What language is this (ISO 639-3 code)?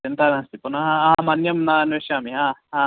san